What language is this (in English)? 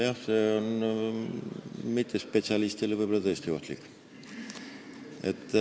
Estonian